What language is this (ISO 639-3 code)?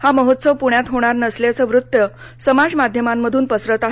mar